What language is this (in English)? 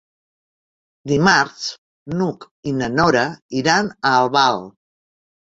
Catalan